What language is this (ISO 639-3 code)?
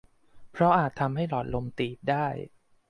tha